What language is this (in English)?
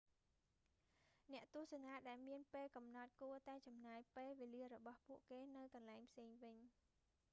Khmer